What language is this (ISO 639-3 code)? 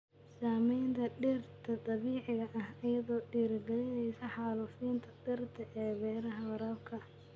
som